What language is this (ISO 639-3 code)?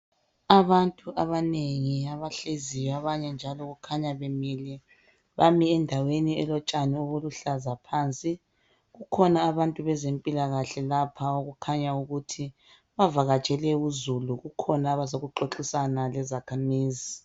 nde